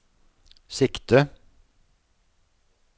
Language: Norwegian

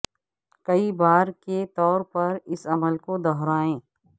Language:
Urdu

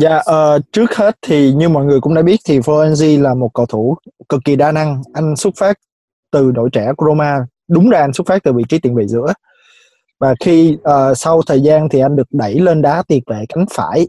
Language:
Vietnamese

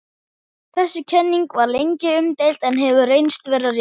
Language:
Icelandic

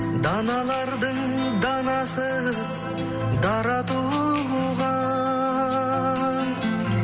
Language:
Kazakh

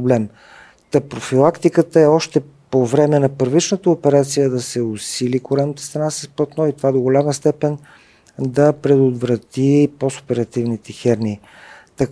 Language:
Bulgarian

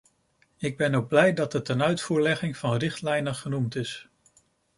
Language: Dutch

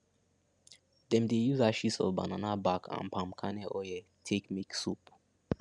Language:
Nigerian Pidgin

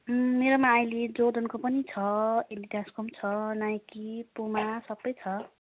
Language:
Nepali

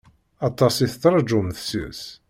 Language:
Kabyle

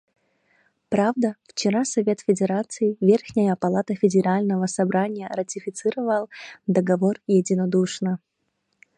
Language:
Russian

